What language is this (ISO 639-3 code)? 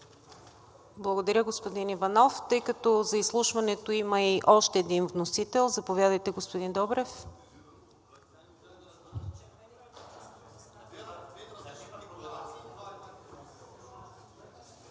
bul